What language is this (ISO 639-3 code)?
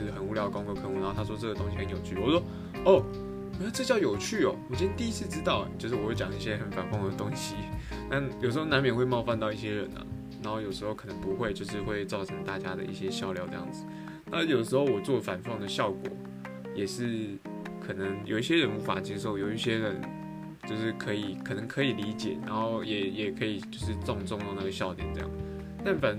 zho